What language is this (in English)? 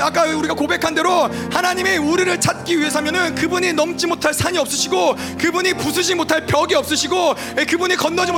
Korean